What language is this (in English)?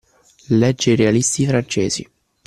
Italian